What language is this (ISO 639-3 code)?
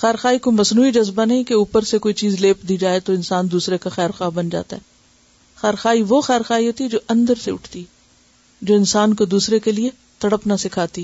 urd